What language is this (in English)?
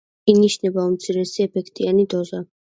Georgian